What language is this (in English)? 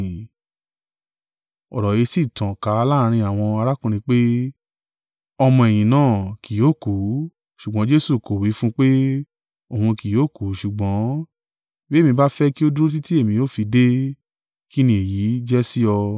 Yoruba